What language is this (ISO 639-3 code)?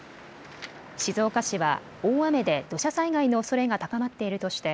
jpn